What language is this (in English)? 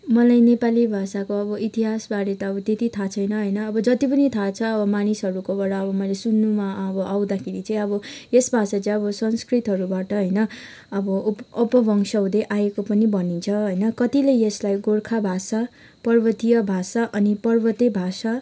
Nepali